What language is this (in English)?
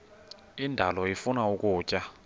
Xhosa